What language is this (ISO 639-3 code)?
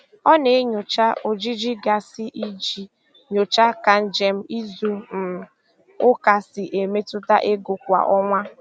ibo